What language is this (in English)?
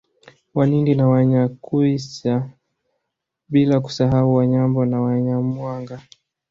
Swahili